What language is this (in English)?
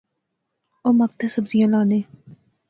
Pahari-Potwari